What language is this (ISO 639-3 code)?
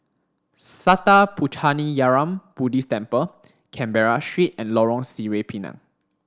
eng